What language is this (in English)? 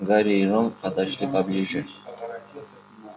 Russian